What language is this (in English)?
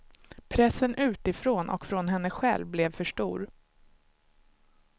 Swedish